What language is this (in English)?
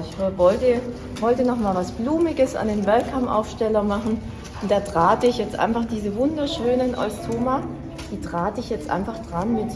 German